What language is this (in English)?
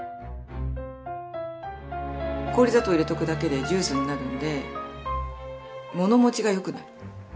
Japanese